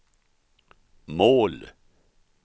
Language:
Swedish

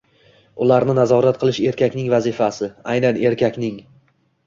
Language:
Uzbek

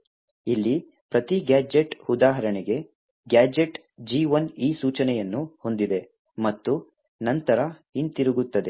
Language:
Kannada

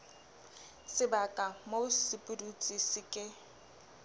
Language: Southern Sotho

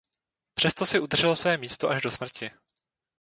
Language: Czech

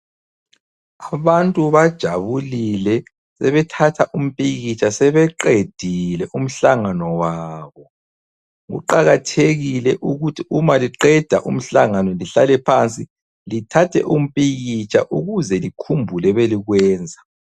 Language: North Ndebele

